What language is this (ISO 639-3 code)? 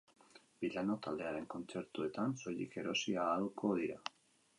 eus